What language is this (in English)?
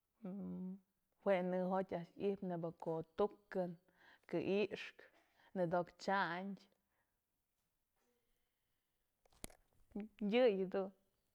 Mazatlán Mixe